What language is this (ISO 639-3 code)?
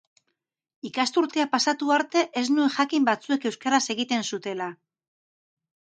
eus